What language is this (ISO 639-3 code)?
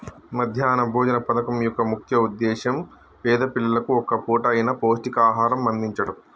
tel